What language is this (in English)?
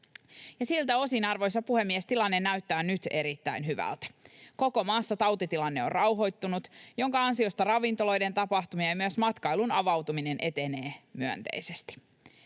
Finnish